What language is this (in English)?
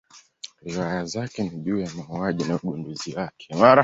Swahili